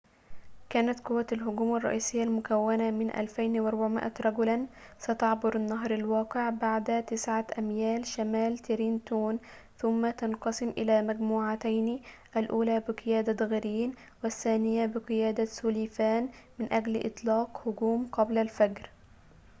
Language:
Arabic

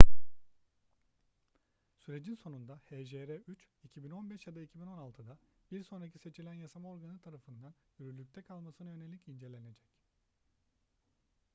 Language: Turkish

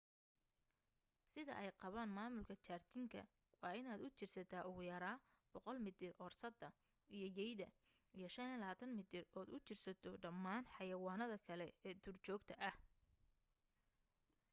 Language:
Somali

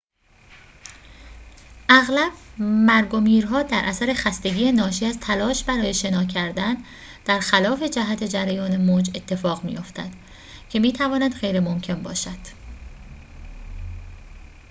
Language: Persian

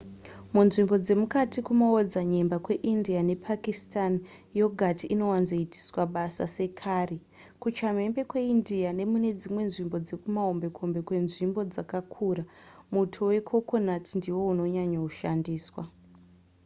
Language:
Shona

